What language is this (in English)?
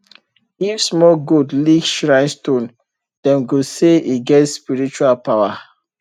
Nigerian Pidgin